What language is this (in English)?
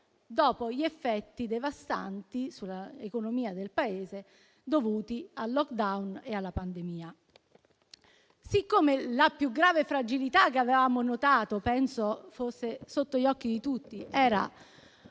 Italian